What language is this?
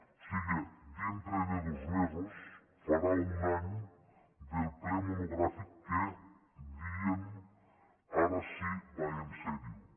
Catalan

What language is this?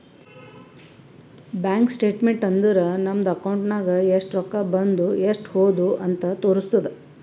Kannada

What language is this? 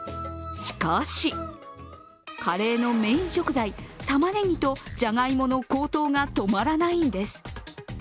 Japanese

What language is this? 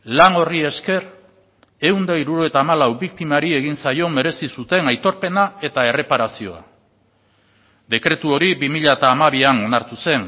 Basque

